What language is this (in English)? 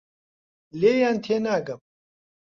Central Kurdish